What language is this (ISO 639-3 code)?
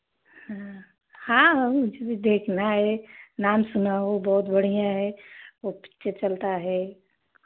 hin